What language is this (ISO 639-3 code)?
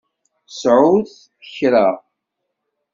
kab